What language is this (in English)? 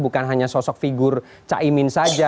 Indonesian